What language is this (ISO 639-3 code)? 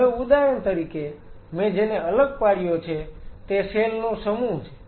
guj